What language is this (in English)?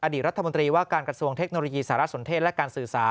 Thai